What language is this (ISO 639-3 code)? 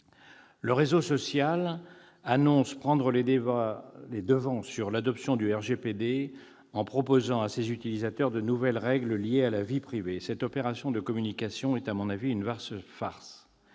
fra